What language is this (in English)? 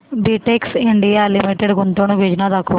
Marathi